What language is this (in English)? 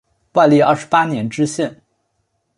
Chinese